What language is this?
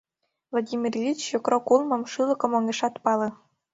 Mari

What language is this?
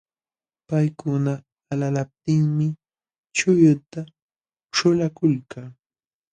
Jauja Wanca Quechua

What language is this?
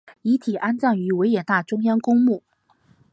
Chinese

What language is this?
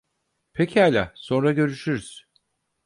Turkish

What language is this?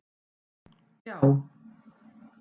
Icelandic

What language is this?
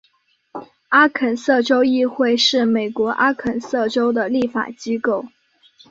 Chinese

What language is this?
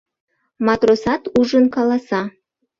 Mari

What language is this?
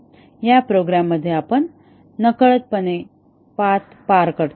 Marathi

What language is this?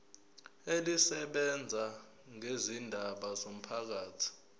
Zulu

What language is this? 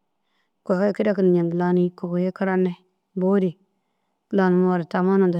Dazaga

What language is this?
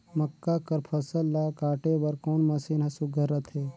Chhattisgarhi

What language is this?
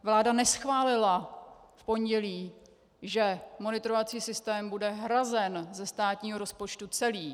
Czech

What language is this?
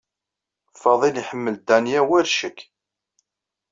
Kabyle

